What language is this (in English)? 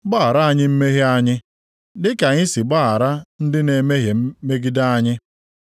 Igbo